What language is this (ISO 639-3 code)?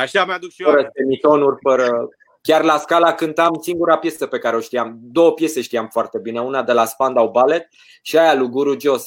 ron